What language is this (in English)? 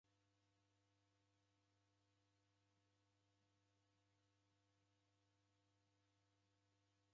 Taita